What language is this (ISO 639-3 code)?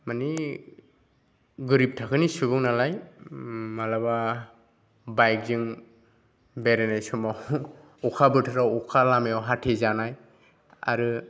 brx